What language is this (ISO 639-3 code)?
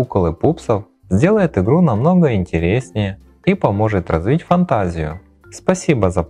rus